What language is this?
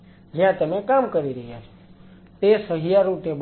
Gujarati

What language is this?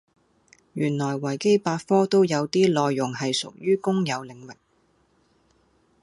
Cantonese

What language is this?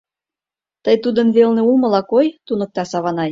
Mari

